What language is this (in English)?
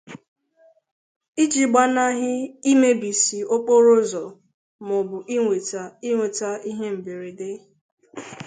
Igbo